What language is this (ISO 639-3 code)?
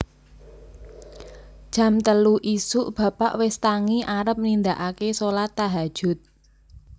jav